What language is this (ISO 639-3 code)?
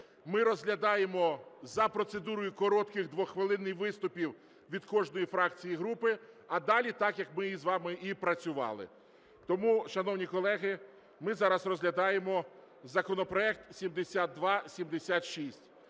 ukr